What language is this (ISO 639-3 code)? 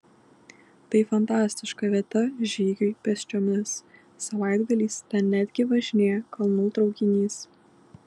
lit